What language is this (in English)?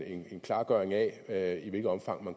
Danish